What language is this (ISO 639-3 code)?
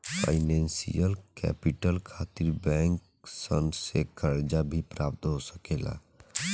bho